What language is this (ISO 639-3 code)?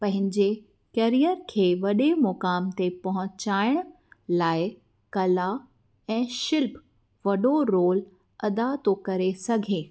snd